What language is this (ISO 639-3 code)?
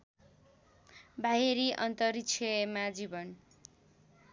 nep